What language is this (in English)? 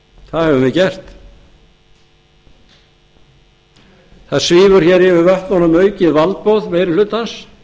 Icelandic